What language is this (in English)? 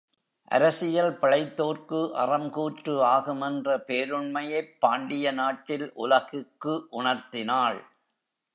Tamil